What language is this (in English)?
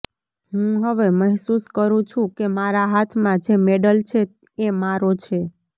Gujarati